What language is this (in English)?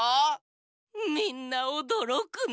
Japanese